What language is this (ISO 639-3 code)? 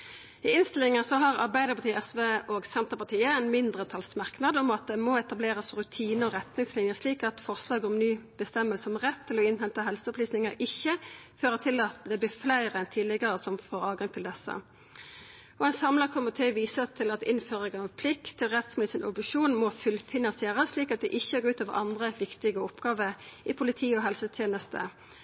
nno